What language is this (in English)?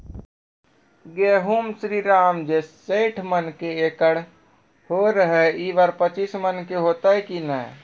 Maithili